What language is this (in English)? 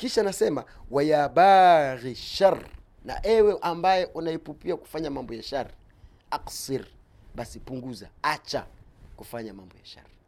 Swahili